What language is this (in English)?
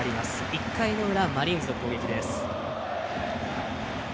Japanese